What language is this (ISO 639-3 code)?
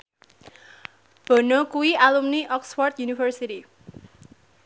jav